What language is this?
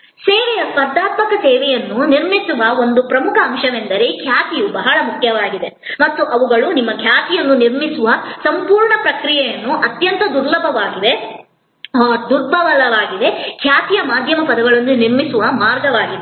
Kannada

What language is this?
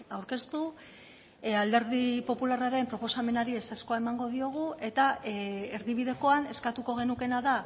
Basque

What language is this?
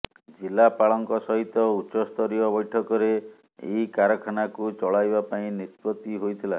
Odia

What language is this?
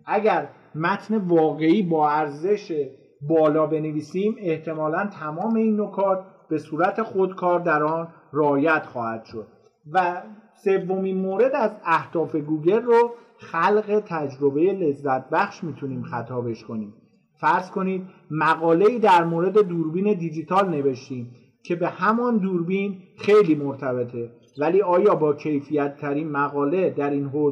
Persian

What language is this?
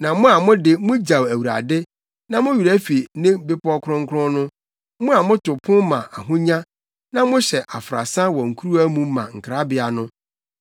Akan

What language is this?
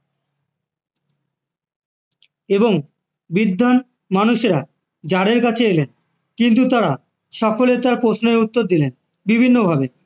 Bangla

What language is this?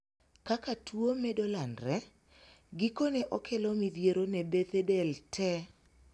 Luo (Kenya and Tanzania)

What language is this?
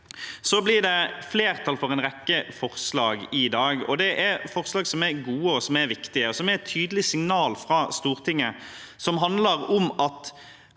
Norwegian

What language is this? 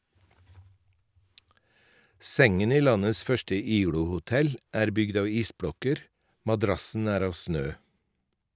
Norwegian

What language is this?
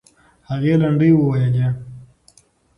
Pashto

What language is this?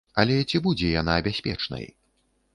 Belarusian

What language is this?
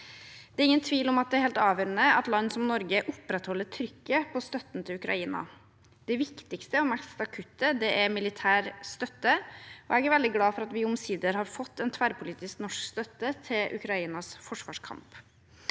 Norwegian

